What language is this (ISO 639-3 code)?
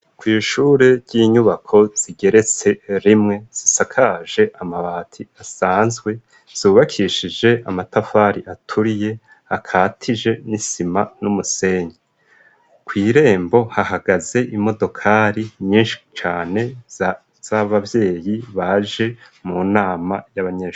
run